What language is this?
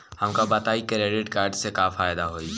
Bhojpuri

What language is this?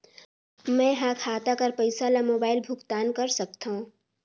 Chhattisgarhi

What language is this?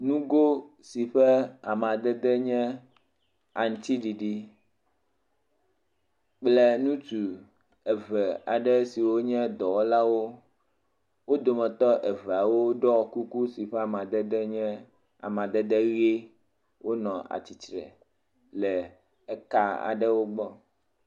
Ewe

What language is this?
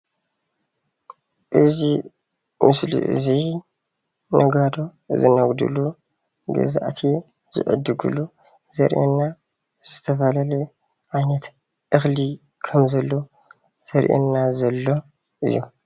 Tigrinya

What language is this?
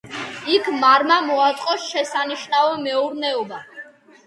Georgian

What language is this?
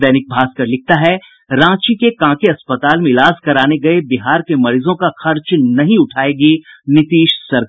Hindi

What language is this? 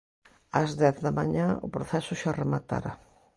Galician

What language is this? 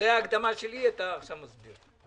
Hebrew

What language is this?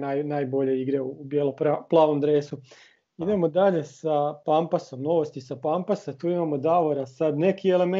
Croatian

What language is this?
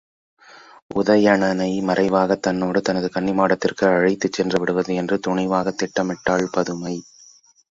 Tamil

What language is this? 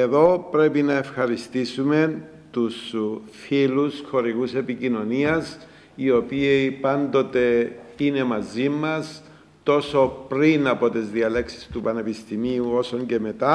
Greek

